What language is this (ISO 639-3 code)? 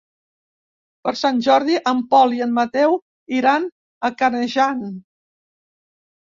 cat